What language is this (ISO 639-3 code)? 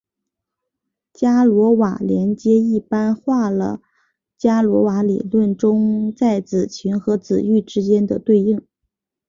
zho